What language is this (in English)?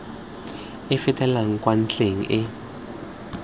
Tswana